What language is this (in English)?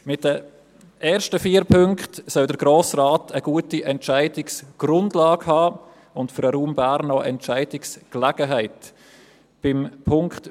Swiss German